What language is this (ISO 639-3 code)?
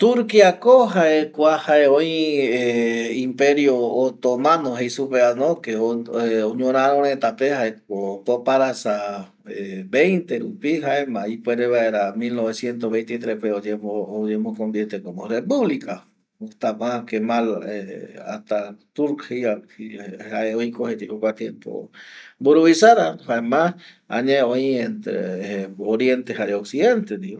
gui